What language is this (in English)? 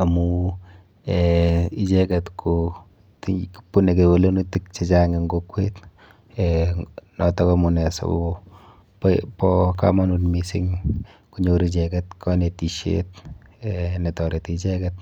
Kalenjin